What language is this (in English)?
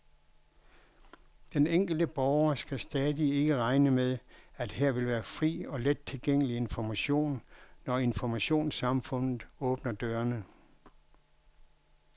Danish